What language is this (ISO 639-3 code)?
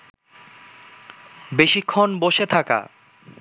ben